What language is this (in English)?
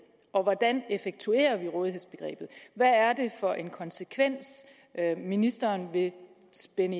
Danish